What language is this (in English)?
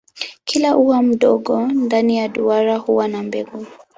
Swahili